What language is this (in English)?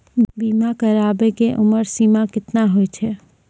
Maithili